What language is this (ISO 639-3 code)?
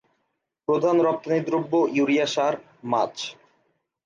ben